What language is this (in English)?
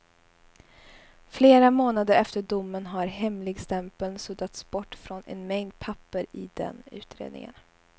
Swedish